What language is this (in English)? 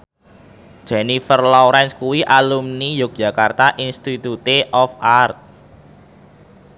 Javanese